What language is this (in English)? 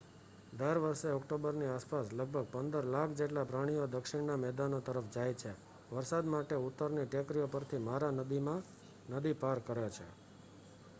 Gujarati